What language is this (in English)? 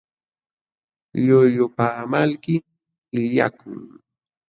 Jauja Wanca Quechua